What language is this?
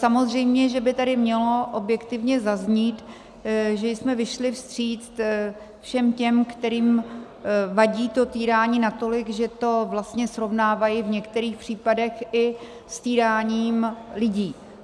Czech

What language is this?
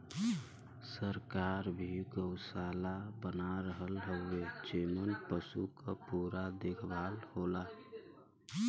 Bhojpuri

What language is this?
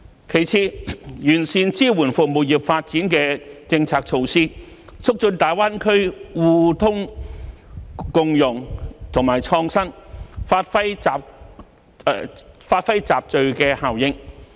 Cantonese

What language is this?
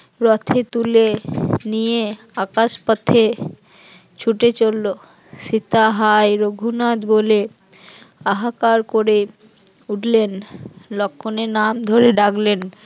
Bangla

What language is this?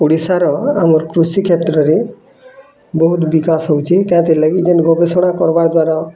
Odia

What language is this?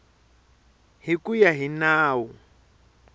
Tsonga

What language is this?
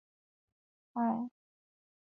Chinese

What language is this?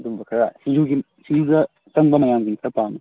Manipuri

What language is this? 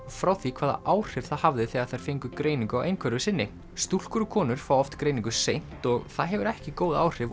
Icelandic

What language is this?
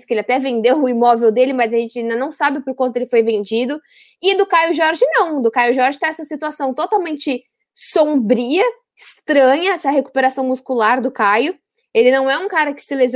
Portuguese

